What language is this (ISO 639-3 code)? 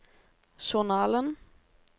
nor